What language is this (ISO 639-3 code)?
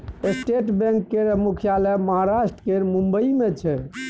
mai